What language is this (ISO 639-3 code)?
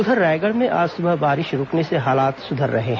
hin